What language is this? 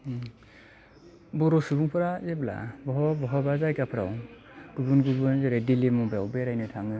Bodo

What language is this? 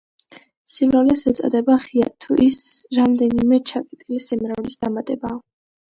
Georgian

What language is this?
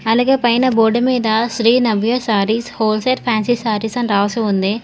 Telugu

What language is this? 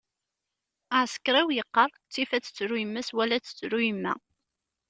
Kabyle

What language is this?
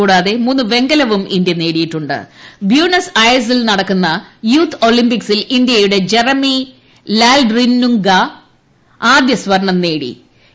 Malayalam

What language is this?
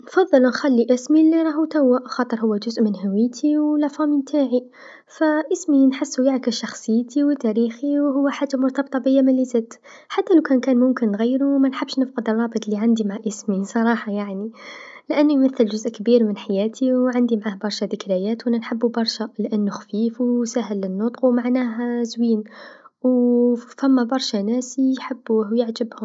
Tunisian Arabic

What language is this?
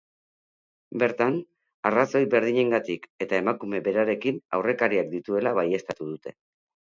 Basque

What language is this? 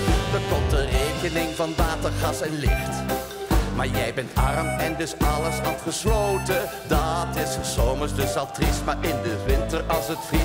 Dutch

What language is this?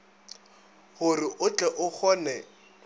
Northern Sotho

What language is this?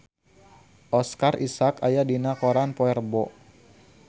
Sundanese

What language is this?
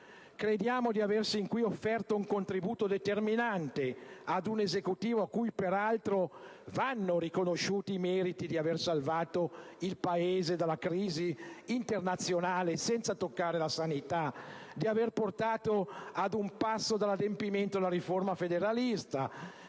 Italian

